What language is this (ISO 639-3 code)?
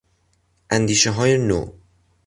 fas